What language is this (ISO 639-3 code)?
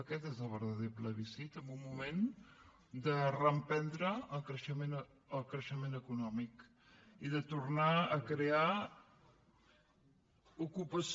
cat